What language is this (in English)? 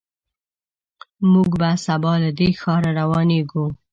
Pashto